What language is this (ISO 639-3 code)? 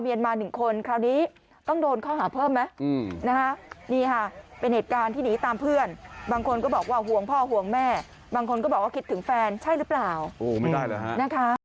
tha